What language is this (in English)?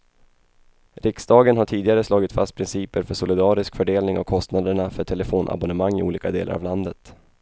Swedish